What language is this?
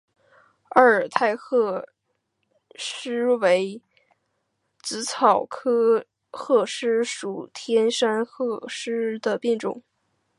Chinese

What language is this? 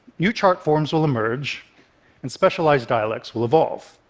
English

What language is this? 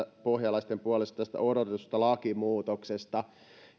Finnish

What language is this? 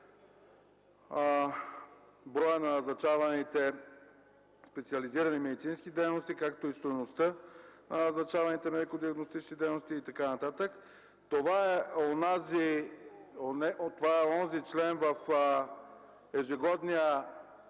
Bulgarian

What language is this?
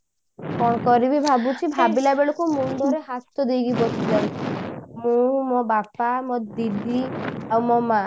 Odia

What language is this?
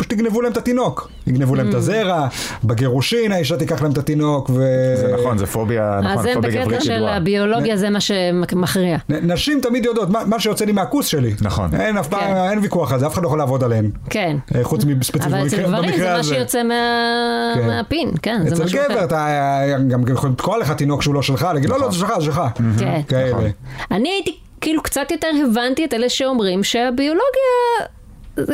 Hebrew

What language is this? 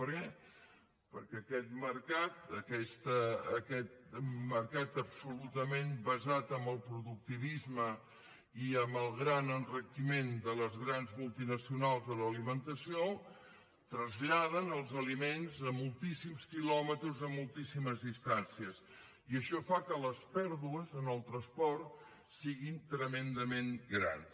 Catalan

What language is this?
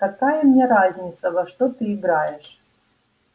Russian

